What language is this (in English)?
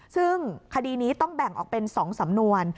Thai